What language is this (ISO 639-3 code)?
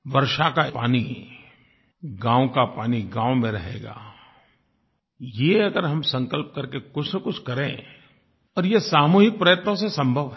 hin